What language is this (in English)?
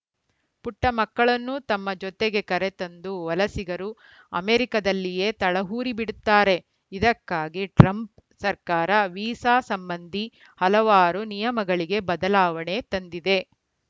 Kannada